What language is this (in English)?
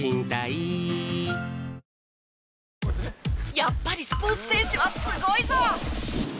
Japanese